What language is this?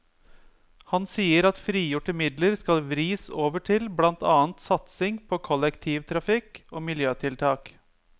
Norwegian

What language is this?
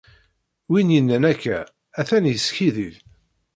Kabyle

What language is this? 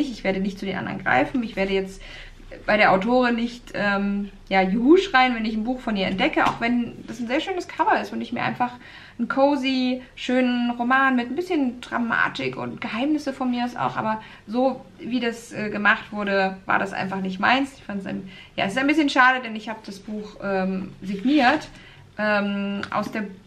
German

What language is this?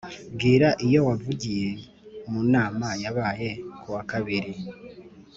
Kinyarwanda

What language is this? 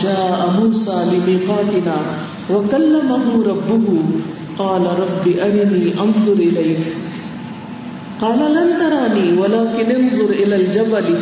Urdu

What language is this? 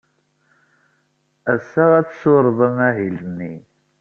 Kabyle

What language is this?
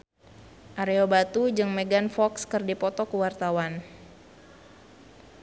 Sundanese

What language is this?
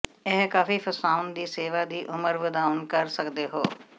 Punjabi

